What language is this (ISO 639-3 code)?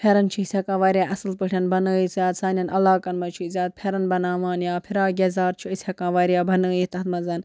kas